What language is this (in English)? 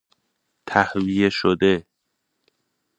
Persian